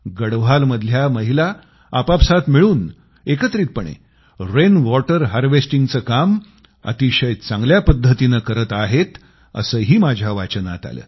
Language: Marathi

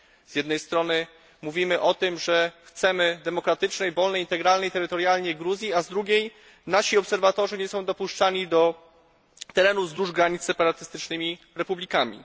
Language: Polish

